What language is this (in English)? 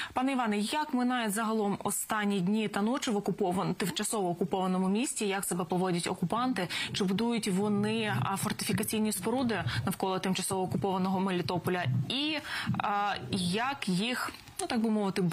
Ukrainian